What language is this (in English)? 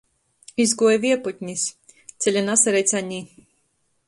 Latgalian